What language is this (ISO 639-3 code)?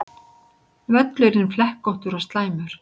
isl